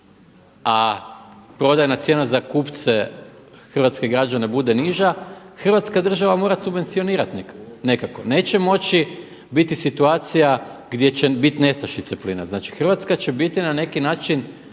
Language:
Croatian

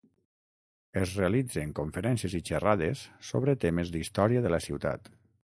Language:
Catalan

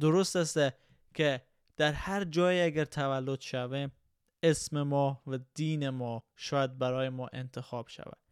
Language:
Persian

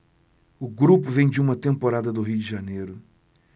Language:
Portuguese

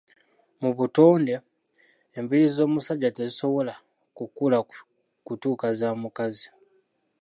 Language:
Ganda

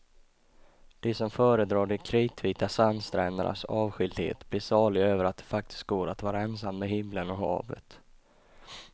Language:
Swedish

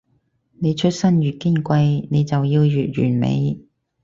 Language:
Cantonese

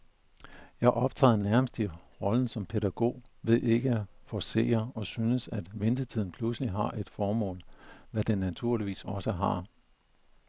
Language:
Danish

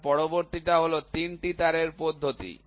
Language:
Bangla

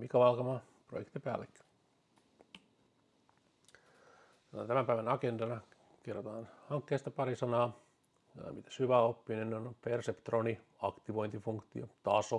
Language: Finnish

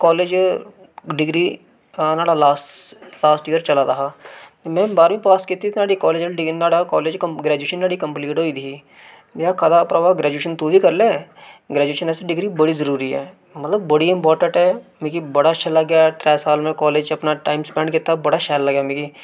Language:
Dogri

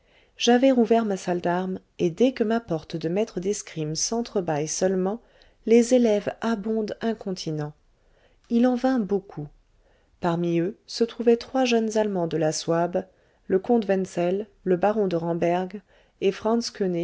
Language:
French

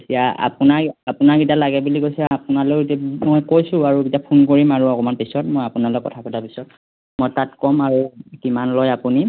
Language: Assamese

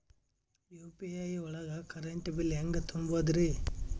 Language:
Kannada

